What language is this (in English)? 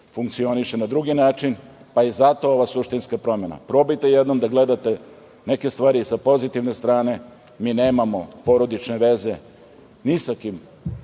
Serbian